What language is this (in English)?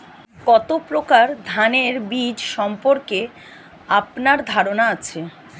Bangla